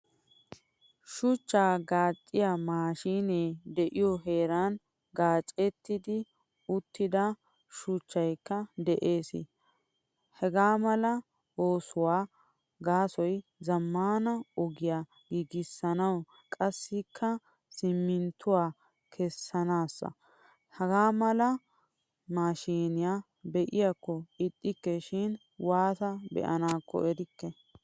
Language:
Wolaytta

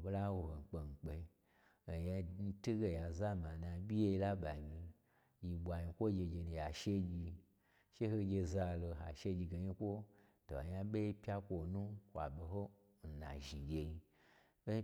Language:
Gbagyi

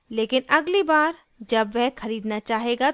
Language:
Hindi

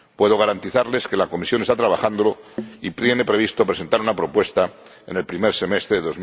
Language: Spanish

